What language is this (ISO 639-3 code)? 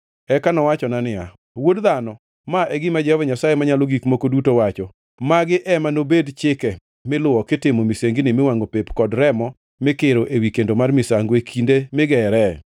luo